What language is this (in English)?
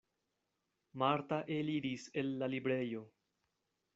Esperanto